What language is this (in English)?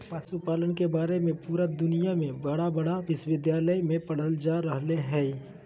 Magahi